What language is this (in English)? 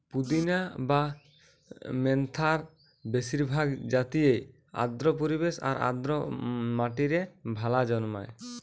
Bangla